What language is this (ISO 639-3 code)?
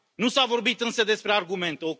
ron